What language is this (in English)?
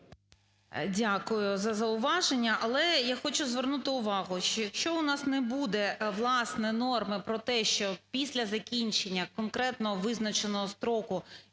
Ukrainian